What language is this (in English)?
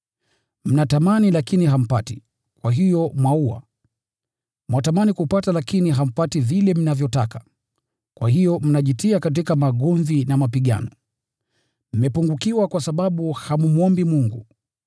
Swahili